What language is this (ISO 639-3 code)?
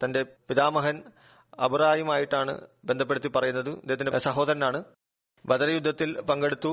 mal